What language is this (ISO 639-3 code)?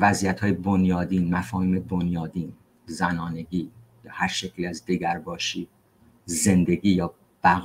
fas